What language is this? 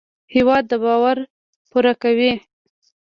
Pashto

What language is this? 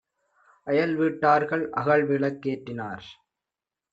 Tamil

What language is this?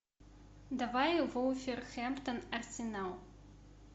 Russian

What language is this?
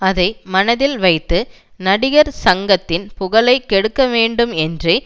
Tamil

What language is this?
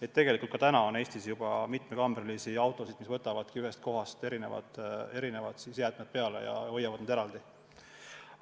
Estonian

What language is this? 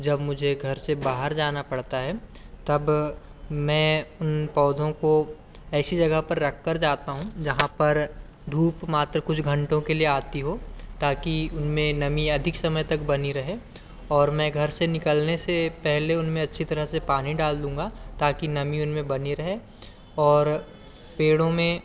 Hindi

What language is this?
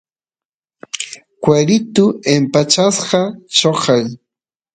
Santiago del Estero Quichua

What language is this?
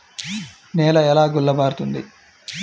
Telugu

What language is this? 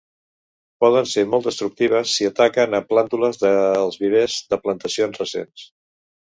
Catalan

